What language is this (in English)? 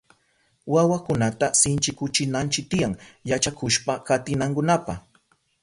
Southern Pastaza Quechua